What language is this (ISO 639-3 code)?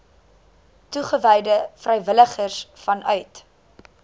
afr